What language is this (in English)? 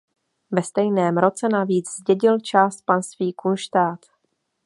Czech